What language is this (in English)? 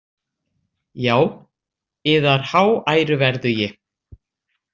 Icelandic